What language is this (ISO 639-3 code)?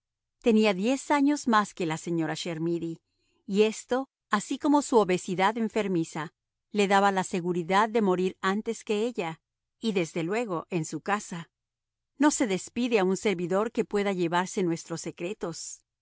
spa